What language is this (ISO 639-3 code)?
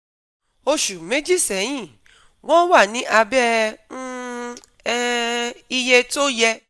yor